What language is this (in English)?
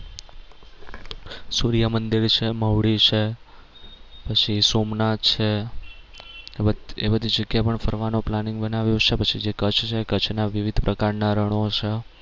Gujarati